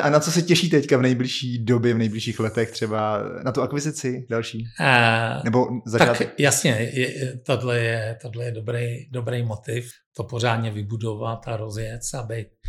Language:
Czech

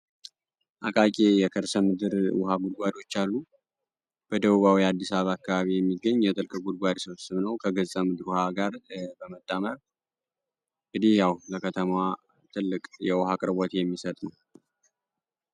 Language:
Amharic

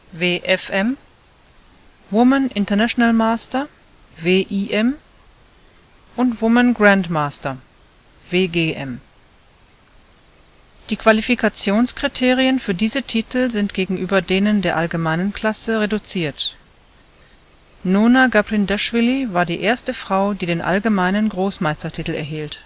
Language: German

